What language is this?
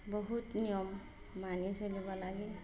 Assamese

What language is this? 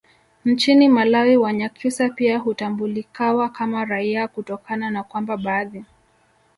Swahili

